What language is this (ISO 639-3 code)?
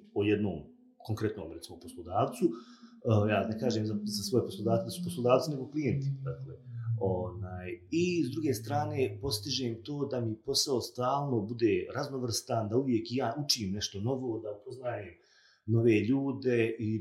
hrv